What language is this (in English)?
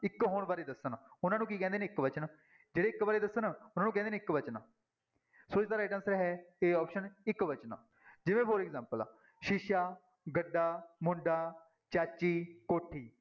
Punjabi